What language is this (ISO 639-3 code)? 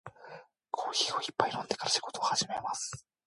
jpn